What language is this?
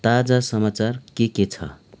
Nepali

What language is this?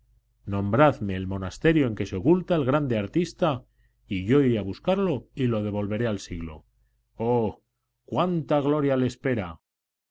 Spanish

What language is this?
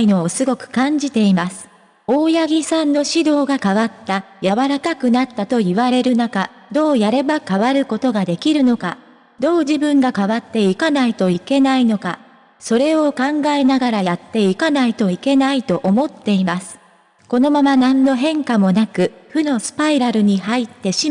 Japanese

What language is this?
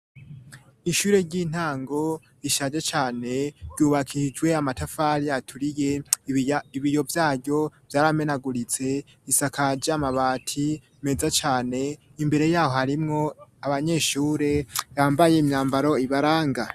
Rundi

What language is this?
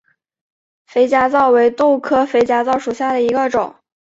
Chinese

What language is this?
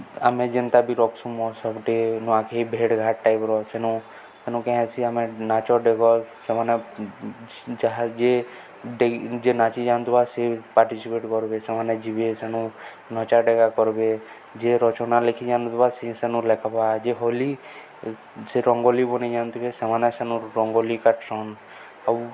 Odia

